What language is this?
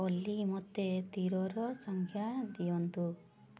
Odia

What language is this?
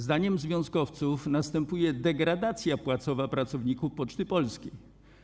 Polish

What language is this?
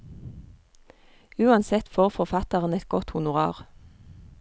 Norwegian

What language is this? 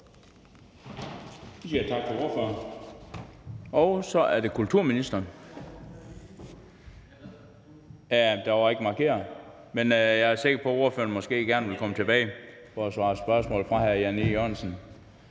Danish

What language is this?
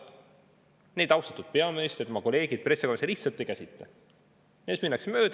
Estonian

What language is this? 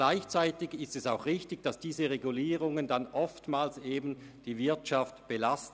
Swiss German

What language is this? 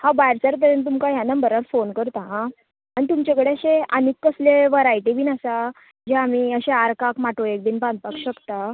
Konkani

